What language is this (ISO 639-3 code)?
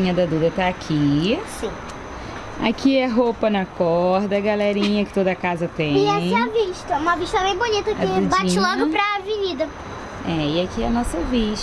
por